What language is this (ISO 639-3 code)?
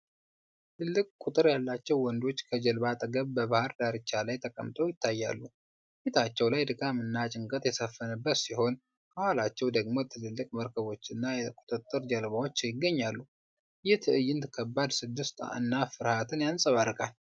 amh